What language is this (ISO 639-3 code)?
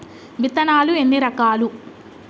tel